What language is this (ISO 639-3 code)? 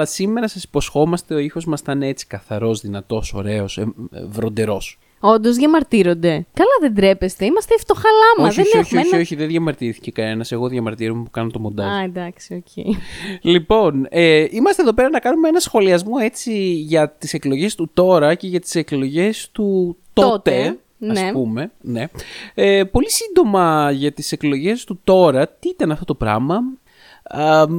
ell